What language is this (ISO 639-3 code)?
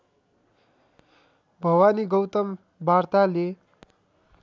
nep